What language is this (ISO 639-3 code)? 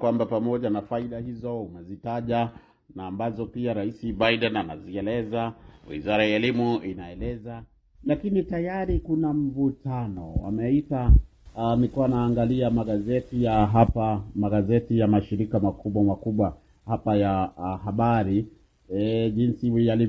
swa